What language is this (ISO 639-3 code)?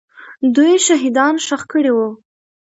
pus